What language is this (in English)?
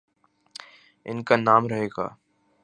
Urdu